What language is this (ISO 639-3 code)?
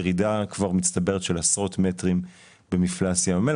heb